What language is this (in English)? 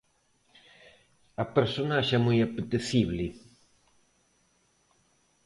Galician